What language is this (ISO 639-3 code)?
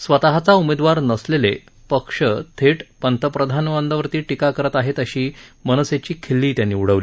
mar